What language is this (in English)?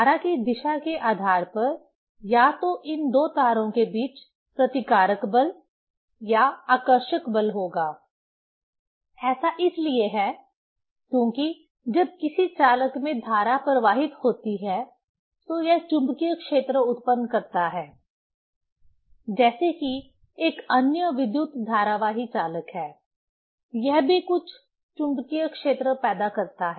Hindi